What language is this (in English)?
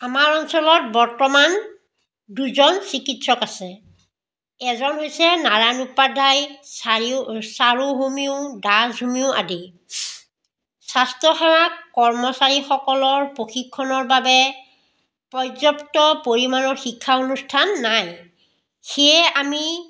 Assamese